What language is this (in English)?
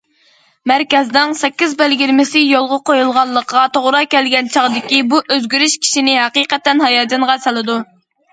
Uyghur